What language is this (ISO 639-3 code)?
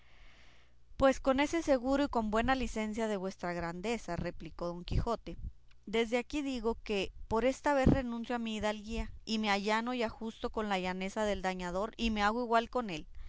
spa